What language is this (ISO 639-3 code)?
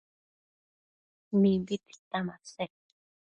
mcf